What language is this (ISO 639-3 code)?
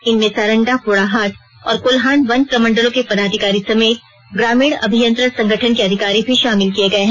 hin